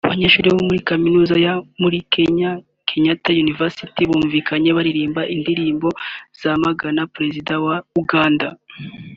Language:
Kinyarwanda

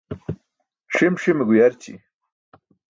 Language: Burushaski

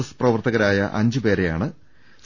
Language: Malayalam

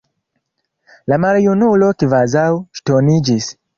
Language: Esperanto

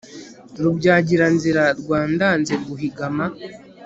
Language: Kinyarwanda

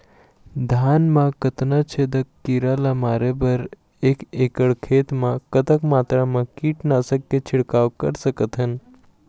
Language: Chhattisgarhi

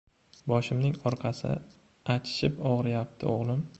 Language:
Uzbek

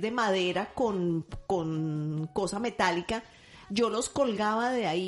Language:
Spanish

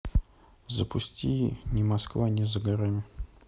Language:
Russian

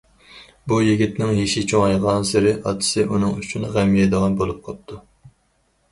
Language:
Uyghur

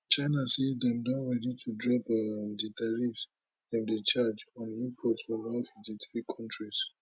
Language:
Nigerian Pidgin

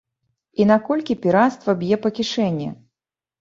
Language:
Belarusian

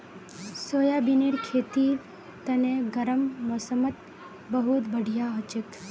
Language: Magahi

